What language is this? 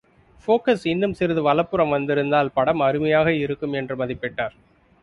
Tamil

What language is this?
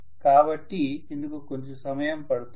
Telugu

